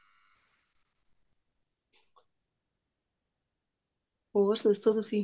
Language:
Punjabi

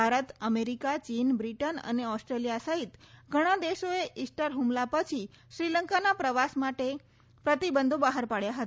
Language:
Gujarati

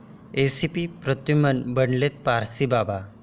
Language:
Marathi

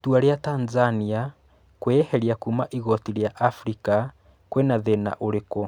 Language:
Kikuyu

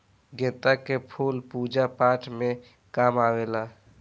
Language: Bhojpuri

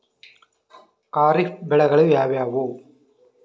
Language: Kannada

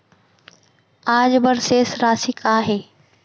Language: Chhattisgarhi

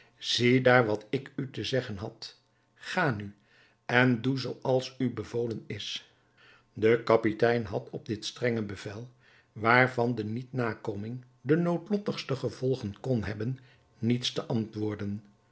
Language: Dutch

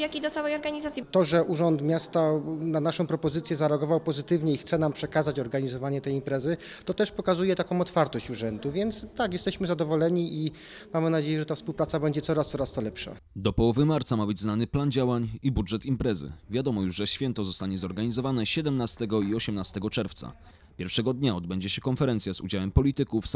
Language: Polish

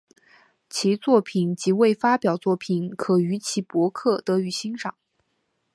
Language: Chinese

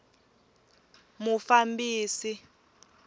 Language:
Tsonga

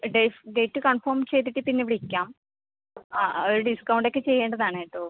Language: Malayalam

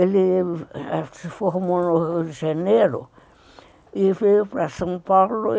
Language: Portuguese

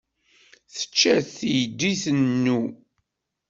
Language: Kabyle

